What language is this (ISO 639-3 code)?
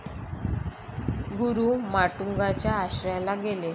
mar